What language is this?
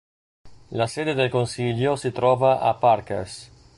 Italian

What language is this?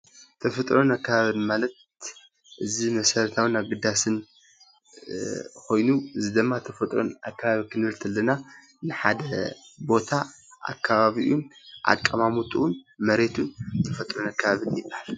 Tigrinya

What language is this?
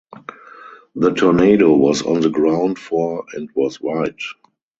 English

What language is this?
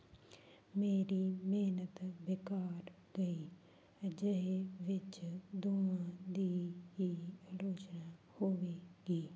Punjabi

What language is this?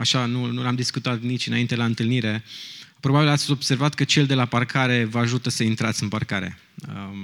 Romanian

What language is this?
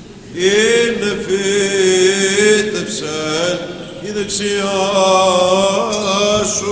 Greek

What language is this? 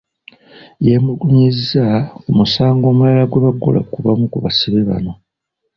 Ganda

